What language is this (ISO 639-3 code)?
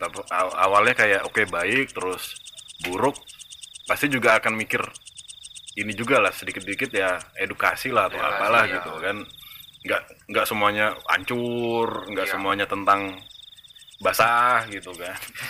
ind